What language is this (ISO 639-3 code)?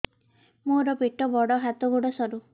ori